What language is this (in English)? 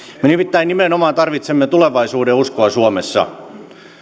Finnish